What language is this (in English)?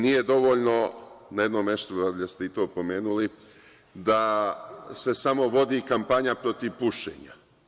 Serbian